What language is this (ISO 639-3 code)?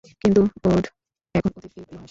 ben